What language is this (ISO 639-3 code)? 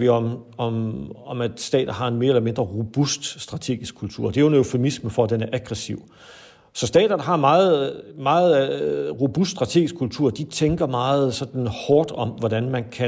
dan